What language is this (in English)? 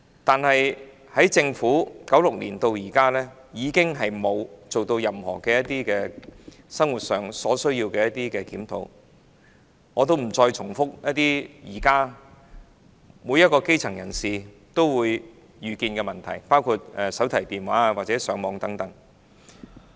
Cantonese